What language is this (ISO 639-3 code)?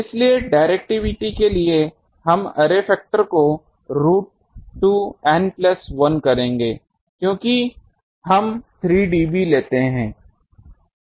hin